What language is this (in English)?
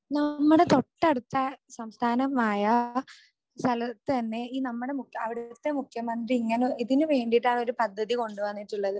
Malayalam